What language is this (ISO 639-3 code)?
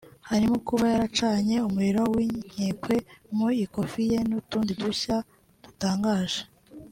kin